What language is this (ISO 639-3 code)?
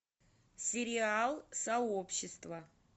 rus